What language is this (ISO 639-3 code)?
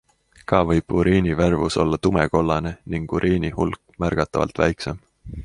est